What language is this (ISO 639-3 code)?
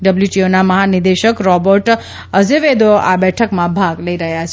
guj